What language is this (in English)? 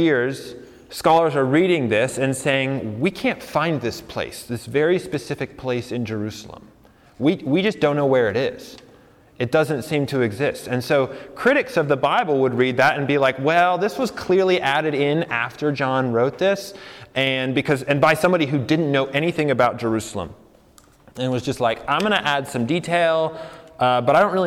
English